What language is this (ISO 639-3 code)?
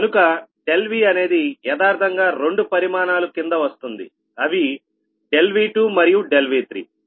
tel